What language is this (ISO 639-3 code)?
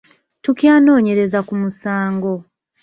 lug